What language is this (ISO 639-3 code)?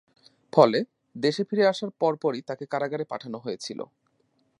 ben